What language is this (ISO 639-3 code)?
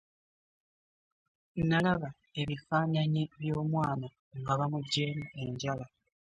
lug